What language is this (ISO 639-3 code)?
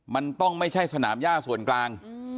tha